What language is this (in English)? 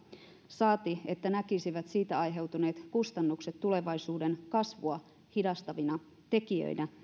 Finnish